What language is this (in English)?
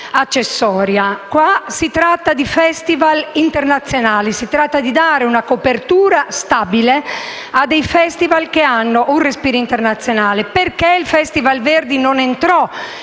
Italian